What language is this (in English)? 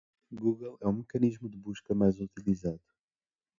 Portuguese